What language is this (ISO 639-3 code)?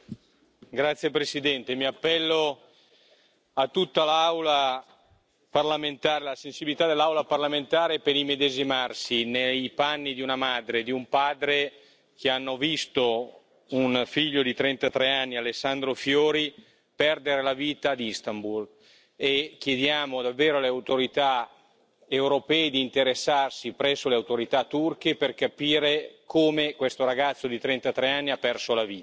ita